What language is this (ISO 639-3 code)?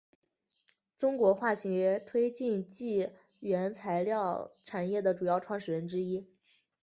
zho